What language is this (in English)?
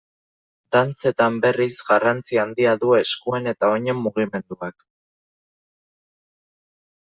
Basque